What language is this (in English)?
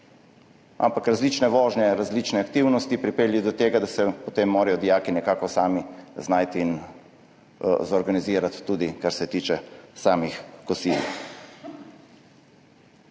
Slovenian